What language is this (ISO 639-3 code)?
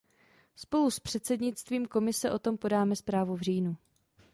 ces